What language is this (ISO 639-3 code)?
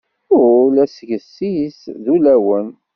kab